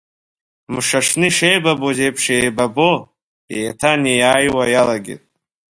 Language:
Abkhazian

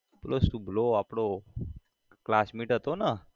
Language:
Gujarati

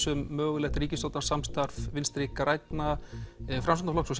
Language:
Icelandic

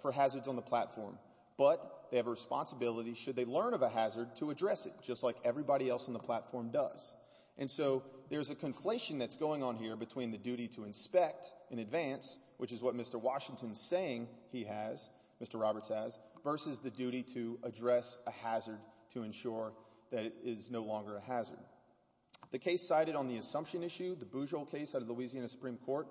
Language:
English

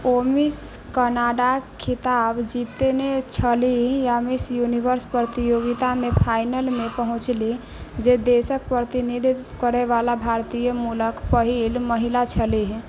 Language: Maithili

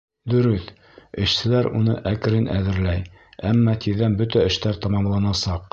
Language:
Bashkir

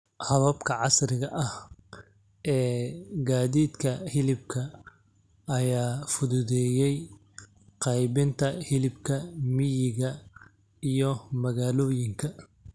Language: Somali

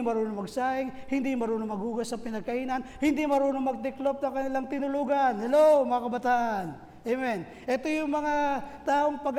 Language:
Filipino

